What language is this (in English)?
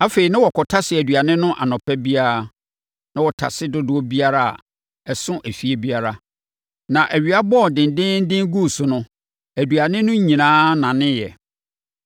Akan